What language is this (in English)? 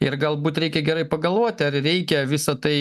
Lithuanian